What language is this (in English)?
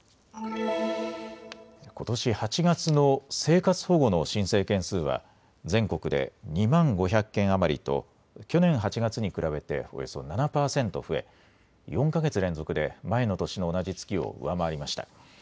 Japanese